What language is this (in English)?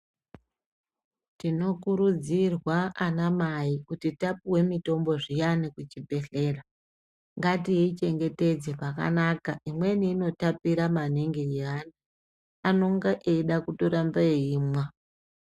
Ndau